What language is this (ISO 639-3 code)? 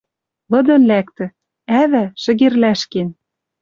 mrj